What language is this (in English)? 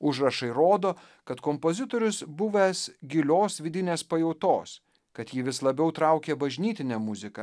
Lithuanian